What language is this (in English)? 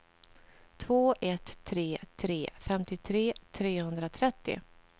Swedish